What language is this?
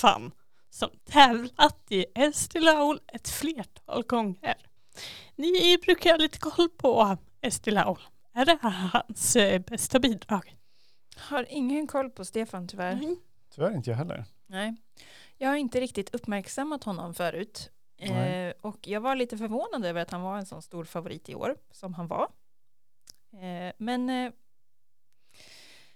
Swedish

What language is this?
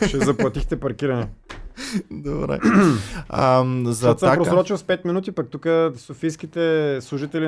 Bulgarian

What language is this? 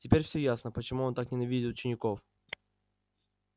Russian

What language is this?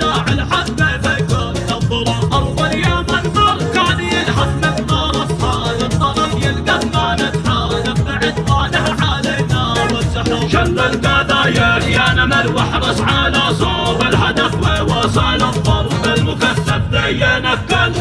Arabic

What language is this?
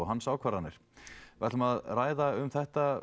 Icelandic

